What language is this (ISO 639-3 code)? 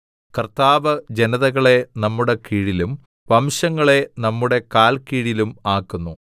mal